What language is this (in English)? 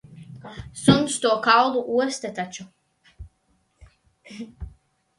Latvian